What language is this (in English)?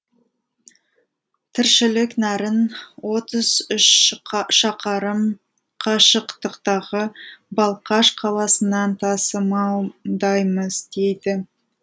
Kazakh